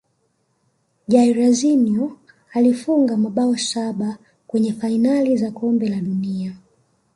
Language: Swahili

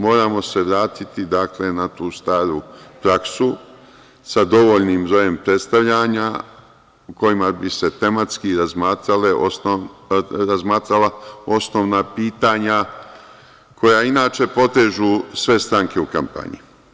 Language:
Serbian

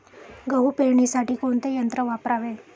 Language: Marathi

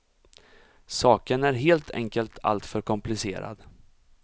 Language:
Swedish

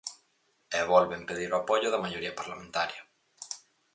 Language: Galician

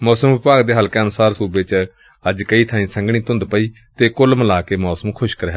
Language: Punjabi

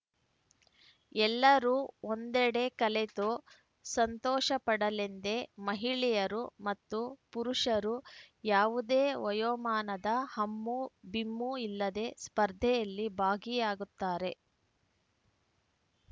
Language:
Kannada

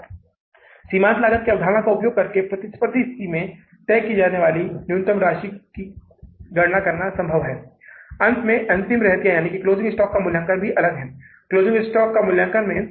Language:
Hindi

